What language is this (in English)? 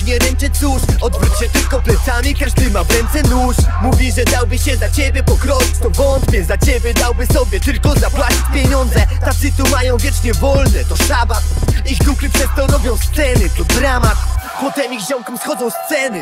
Polish